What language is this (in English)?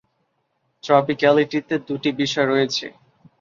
Bangla